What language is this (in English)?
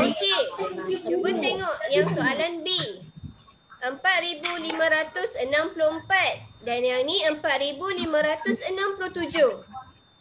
Malay